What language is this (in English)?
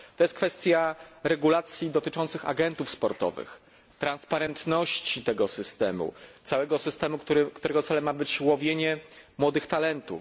Polish